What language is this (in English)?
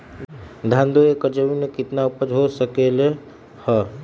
Magahi